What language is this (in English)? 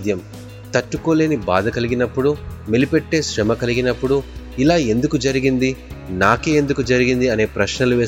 Telugu